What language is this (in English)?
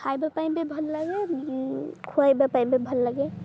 Odia